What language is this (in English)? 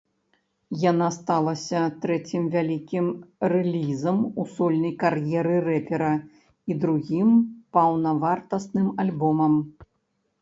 Belarusian